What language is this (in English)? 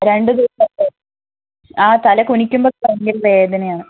Malayalam